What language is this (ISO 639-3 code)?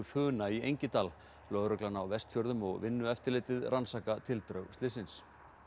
isl